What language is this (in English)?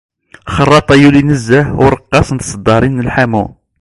Kabyle